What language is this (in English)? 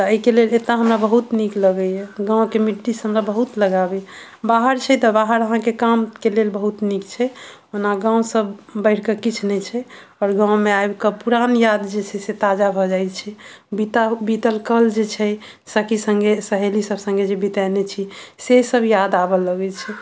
Maithili